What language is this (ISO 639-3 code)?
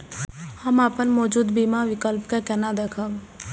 mai